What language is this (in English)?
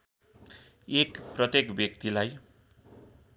Nepali